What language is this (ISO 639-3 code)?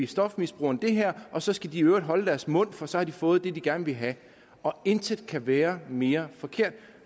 dan